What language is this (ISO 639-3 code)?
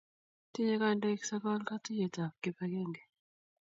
kln